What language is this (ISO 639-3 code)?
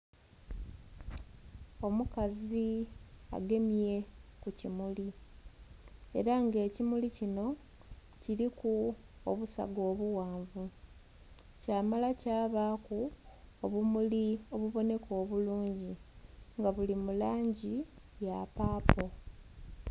xog